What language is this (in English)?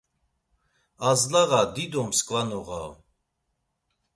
Laz